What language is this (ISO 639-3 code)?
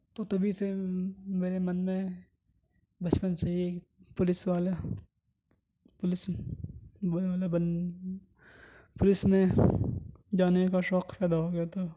urd